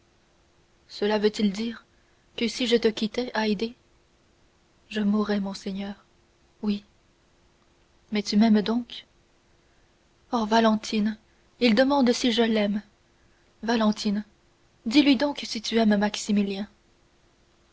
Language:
French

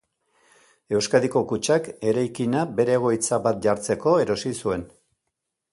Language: Basque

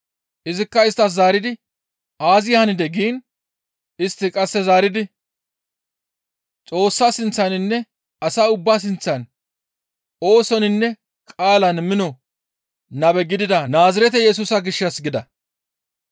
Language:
Gamo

